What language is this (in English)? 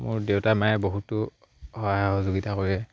Assamese